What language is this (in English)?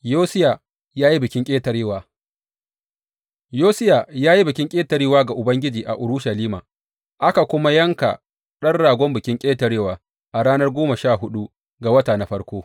Hausa